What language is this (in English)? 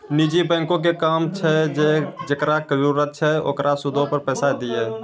Maithili